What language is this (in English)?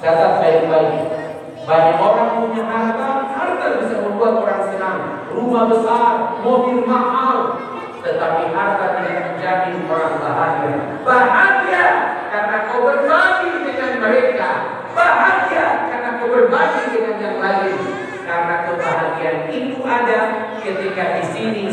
Indonesian